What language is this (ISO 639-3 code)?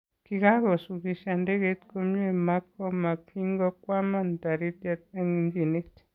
kln